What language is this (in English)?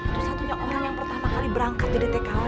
Indonesian